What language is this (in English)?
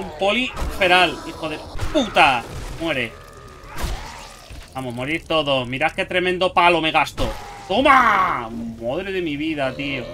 Spanish